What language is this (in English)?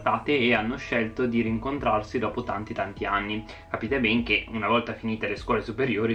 Italian